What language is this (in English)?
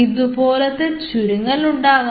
Malayalam